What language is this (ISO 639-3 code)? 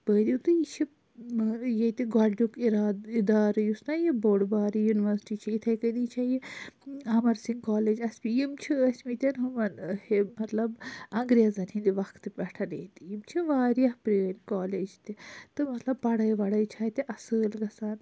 kas